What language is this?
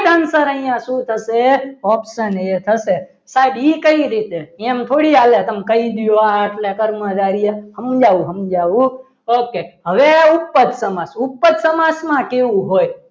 Gujarati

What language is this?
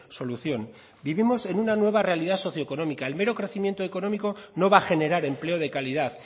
Spanish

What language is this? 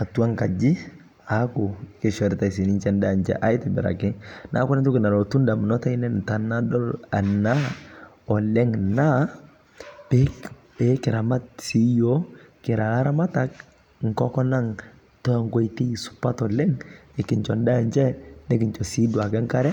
Masai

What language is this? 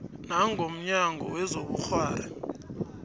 South Ndebele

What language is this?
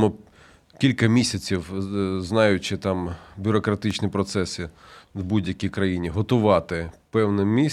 Ukrainian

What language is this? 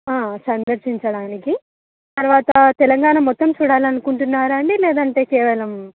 Telugu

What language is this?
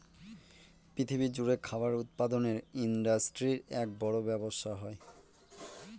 Bangla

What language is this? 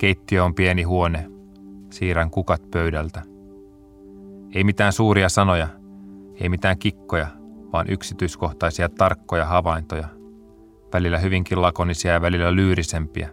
Finnish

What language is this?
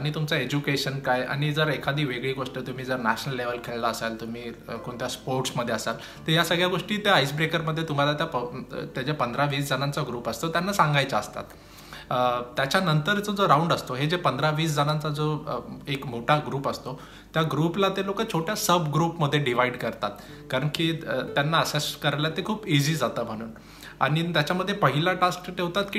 Indonesian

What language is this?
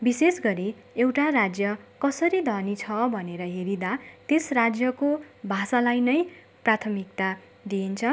Nepali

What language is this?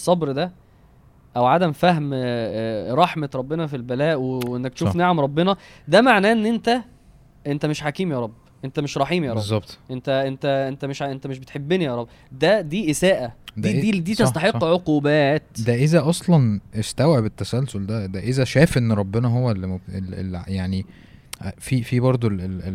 Arabic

